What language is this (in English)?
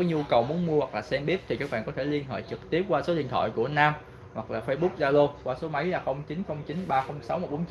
Vietnamese